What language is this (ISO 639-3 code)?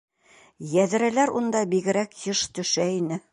bak